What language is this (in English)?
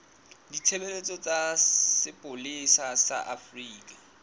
Southern Sotho